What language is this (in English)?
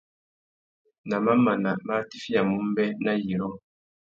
Tuki